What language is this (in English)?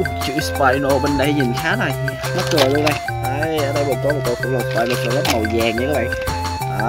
Vietnamese